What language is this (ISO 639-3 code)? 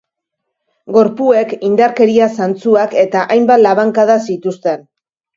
eus